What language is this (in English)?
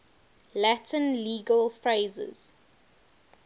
English